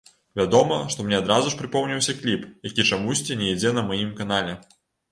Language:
Belarusian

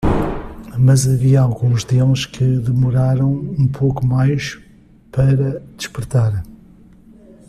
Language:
Portuguese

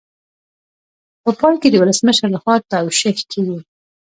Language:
Pashto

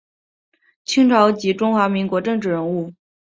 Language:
Chinese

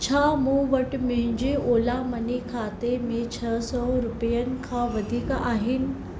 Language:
Sindhi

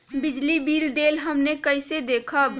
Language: Magahi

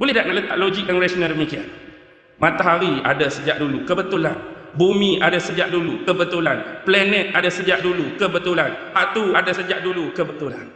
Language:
Malay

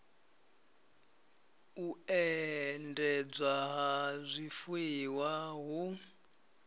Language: Venda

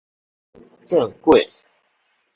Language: Min Nan Chinese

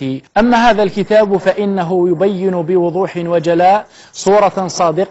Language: Arabic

